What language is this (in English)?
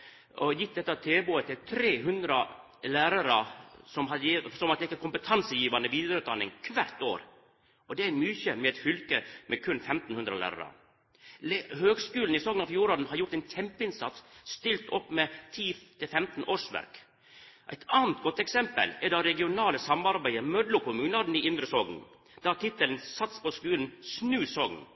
Norwegian Nynorsk